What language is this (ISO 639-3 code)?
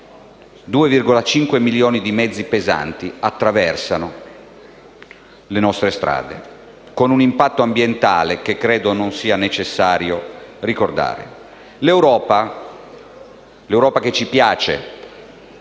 ita